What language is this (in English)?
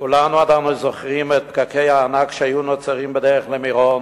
Hebrew